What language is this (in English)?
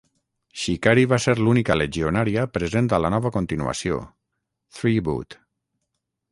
Catalan